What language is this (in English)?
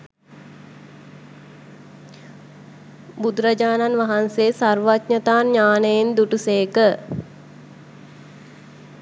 Sinhala